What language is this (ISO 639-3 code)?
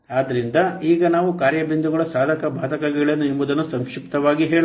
kan